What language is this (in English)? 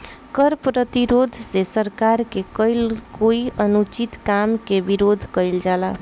Bhojpuri